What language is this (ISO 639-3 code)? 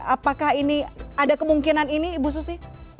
ind